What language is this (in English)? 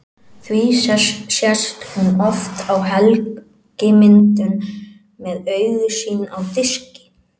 Icelandic